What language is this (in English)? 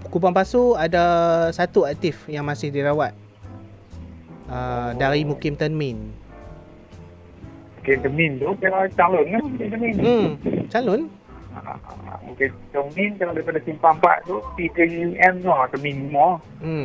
Malay